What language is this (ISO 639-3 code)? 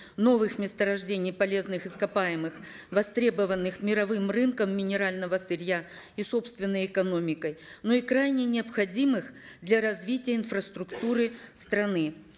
kaz